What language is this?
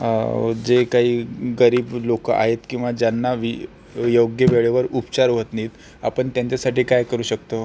Marathi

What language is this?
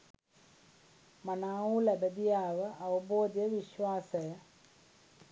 Sinhala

